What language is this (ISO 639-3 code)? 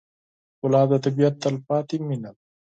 pus